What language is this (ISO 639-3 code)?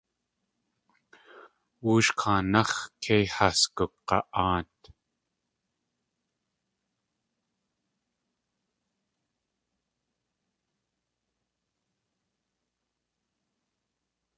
tli